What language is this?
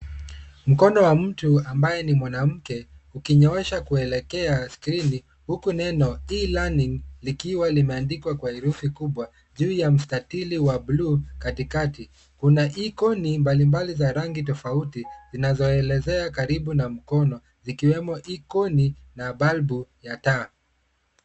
Swahili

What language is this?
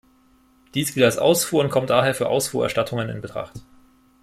German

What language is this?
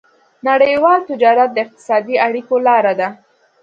Pashto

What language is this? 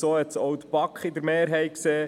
Swiss German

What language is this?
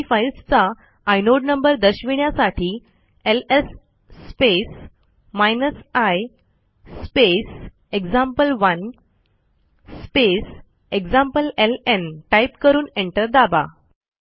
Marathi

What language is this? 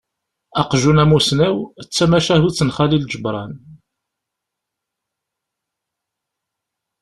Kabyle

